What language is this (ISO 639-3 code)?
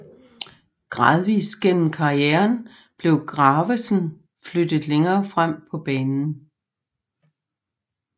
dan